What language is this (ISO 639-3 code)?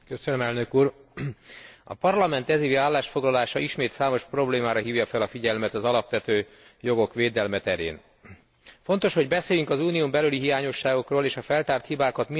hun